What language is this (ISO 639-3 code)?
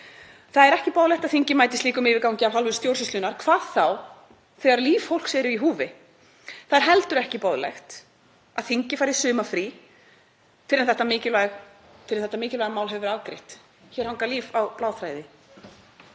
isl